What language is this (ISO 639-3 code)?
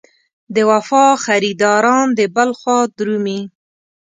pus